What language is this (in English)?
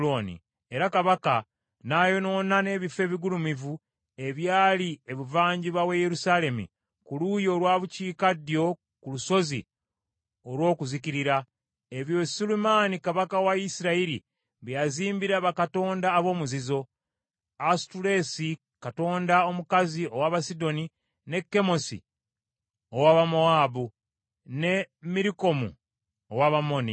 Ganda